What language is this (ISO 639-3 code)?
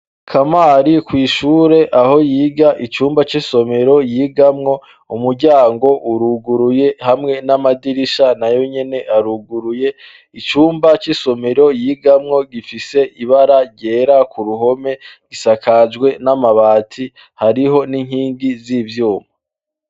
run